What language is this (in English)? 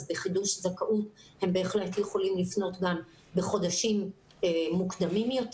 Hebrew